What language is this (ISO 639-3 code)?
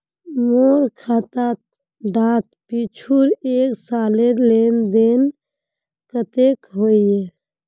mag